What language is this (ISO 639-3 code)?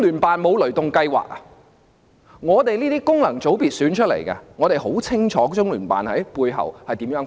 yue